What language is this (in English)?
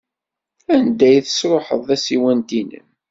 Kabyle